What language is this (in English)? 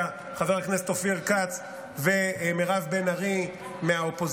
Hebrew